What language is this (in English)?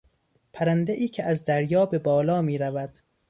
Persian